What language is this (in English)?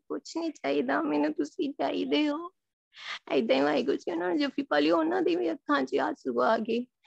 Punjabi